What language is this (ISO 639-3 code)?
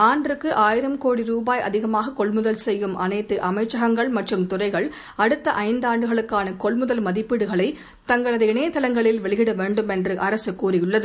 tam